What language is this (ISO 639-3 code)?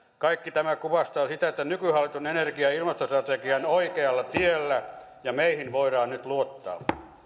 fin